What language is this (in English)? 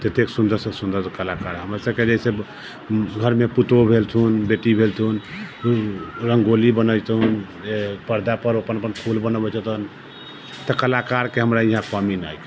Maithili